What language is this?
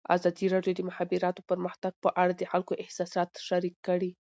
Pashto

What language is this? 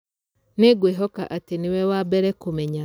Kikuyu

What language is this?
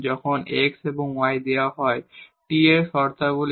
Bangla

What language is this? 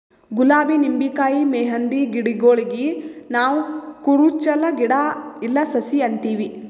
Kannada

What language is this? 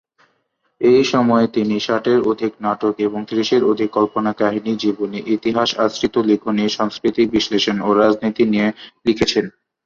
Bangla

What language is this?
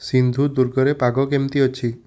Odia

